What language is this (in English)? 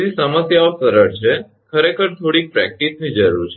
Gujarati